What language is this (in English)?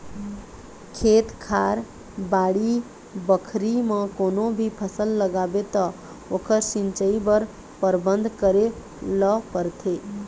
Chhattisgarhi